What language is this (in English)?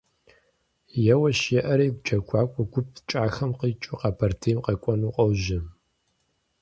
Kabardian